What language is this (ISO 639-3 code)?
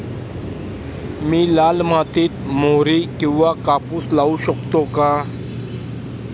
mar